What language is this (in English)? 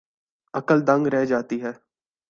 Urdu